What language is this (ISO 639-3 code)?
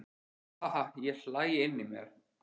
isl